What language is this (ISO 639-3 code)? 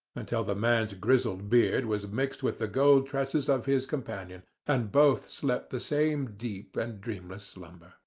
eng